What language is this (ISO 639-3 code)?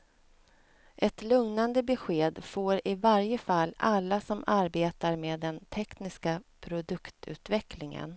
swe